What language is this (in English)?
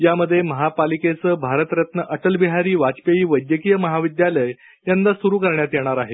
Marathi